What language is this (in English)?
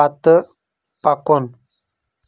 Kashmiri